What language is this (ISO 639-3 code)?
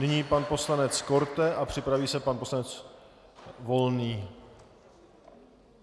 ces